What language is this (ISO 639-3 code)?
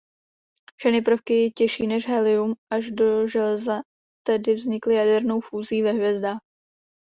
ces